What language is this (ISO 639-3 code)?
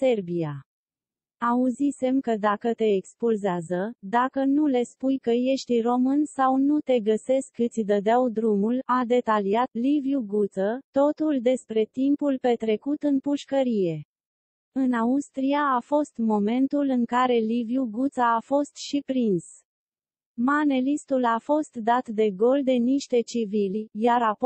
ron